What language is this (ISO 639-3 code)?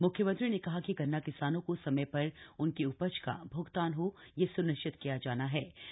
hin